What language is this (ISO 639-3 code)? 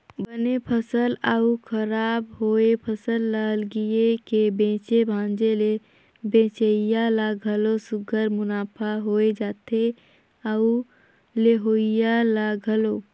hne